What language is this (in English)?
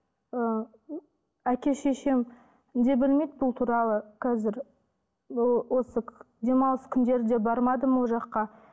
Kazakh